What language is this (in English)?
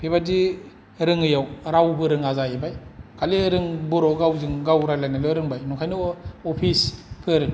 Bodo